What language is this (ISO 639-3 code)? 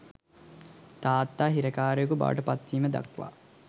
sin